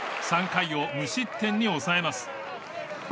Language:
Japanese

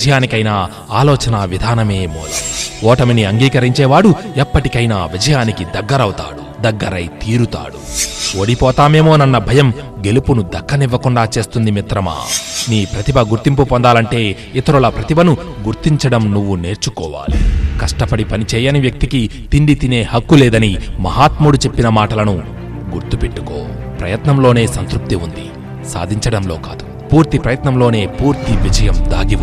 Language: Telugu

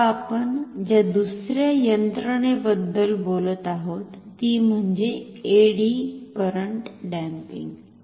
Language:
Marathi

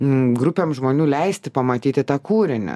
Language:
Lithuanian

